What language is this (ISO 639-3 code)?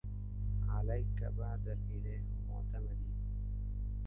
ara